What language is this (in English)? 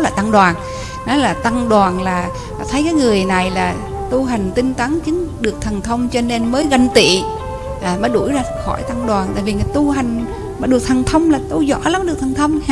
Vietnamese